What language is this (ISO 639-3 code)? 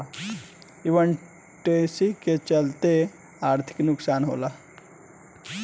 bho